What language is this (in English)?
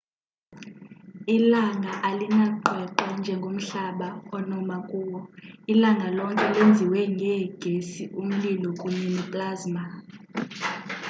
Xhosa